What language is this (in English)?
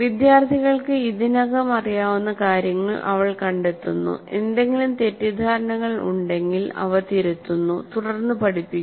Malayalam